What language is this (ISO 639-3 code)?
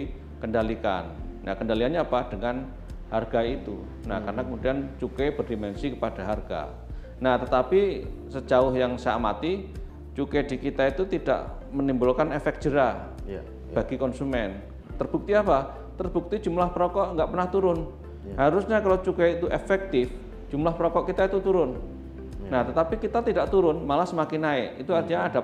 ind